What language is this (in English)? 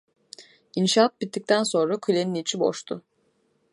Turkish